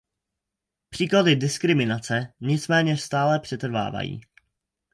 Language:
Czech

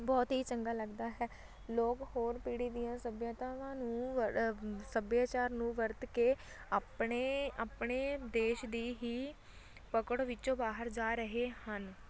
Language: Punjabi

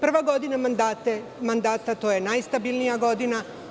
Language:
Serbian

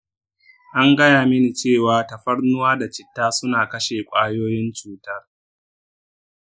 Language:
Hausa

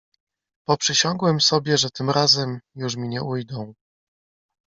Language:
Polish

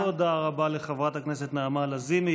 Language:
Hebrew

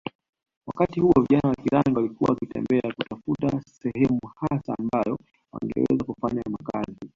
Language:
Swahili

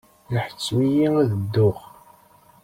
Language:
Kabyle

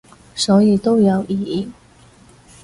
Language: Cantonese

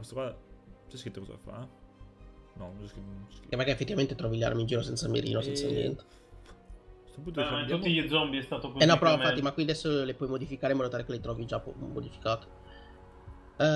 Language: Italian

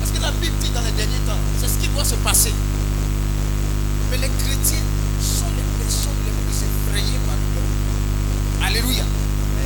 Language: French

